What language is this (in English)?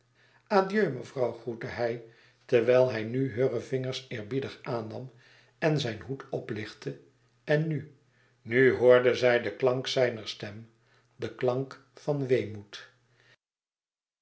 Dutch